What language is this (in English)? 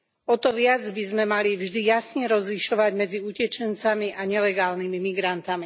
Slovak